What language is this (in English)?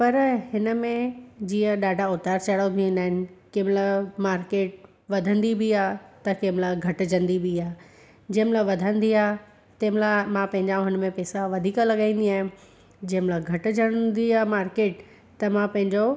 Sindhi